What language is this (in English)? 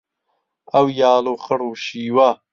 Central Kurdish